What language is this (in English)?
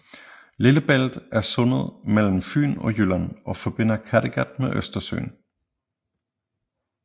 Danish